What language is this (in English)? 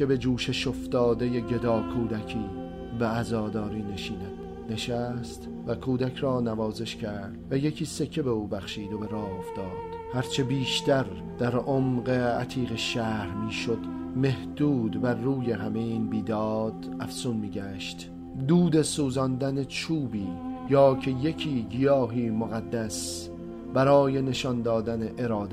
Persian